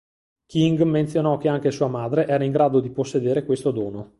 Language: Italian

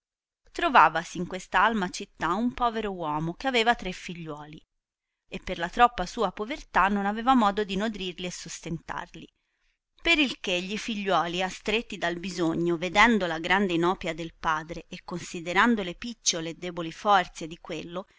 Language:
Italian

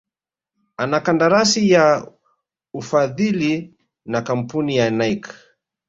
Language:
Swahili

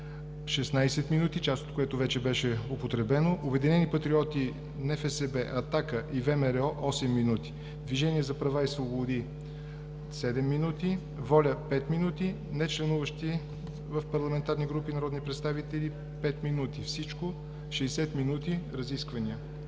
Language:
Bulgarian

